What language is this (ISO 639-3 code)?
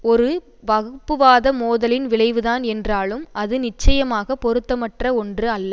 tam